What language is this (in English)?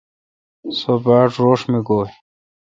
Kalkoti